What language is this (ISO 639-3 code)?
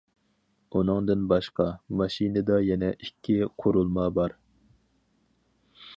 uig